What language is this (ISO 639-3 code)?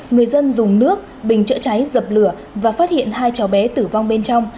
vie